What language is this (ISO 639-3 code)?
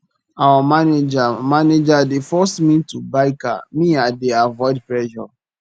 pcm